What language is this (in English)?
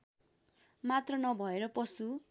Nepali